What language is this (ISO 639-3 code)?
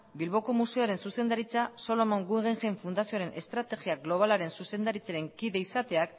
eus